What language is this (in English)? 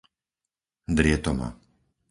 Slovak